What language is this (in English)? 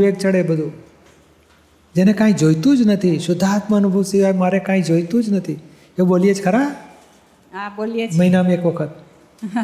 Gujarati